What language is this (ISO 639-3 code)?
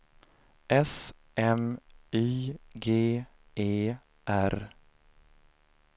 swe